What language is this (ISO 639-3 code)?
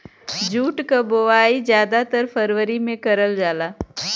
bho